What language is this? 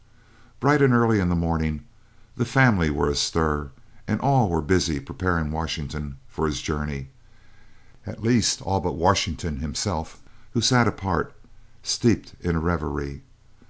English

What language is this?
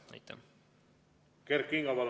Estonian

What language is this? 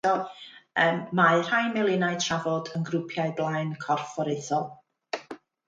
Welsh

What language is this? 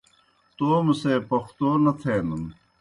Kohistani Shina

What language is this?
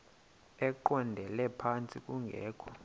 Xhosa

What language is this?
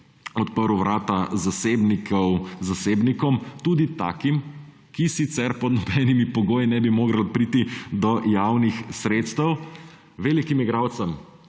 Slovenian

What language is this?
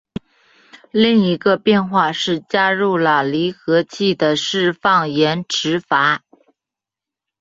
Chinese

